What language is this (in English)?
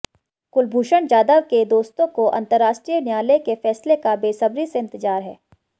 Hindi